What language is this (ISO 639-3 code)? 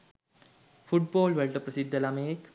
sin